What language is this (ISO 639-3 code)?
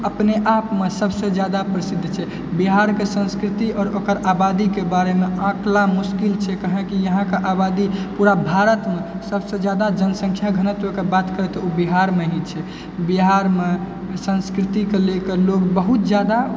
mai